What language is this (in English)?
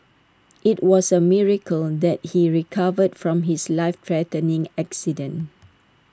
English